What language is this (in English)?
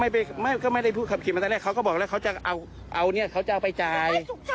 Thai